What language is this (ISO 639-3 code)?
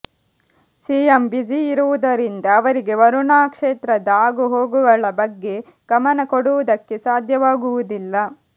kan